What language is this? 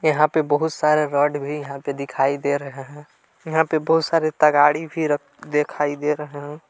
Hindi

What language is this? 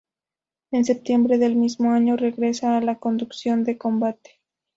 Spanish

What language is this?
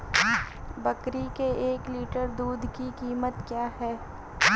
Hindi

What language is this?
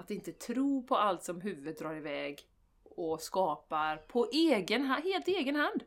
Swedish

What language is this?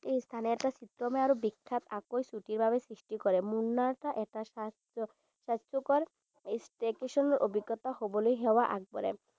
Assamese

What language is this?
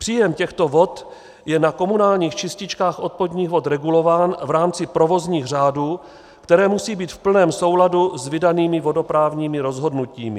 Czech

